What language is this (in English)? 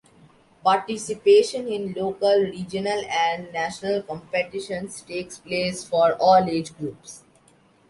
English